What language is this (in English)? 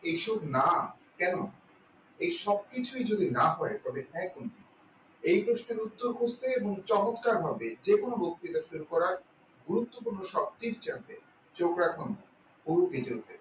Bangla